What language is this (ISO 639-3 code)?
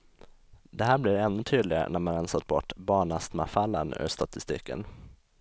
swe